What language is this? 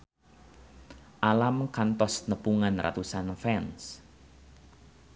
Sundanese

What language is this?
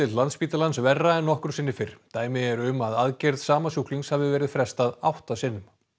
Icelandic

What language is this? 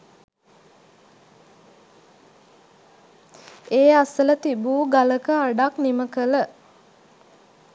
Sinhala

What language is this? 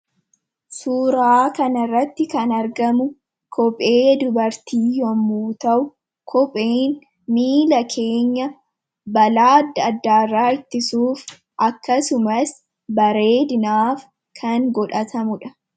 Oromo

